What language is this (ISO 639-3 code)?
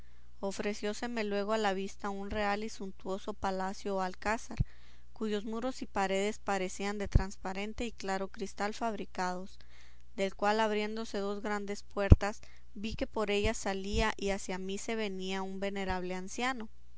spa